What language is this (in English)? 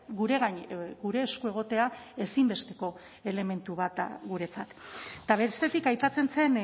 Basque